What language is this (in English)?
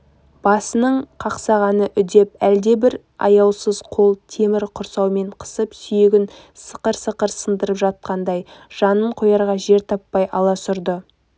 Kazakh